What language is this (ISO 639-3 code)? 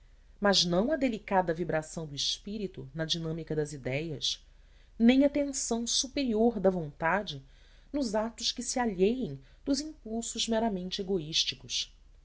por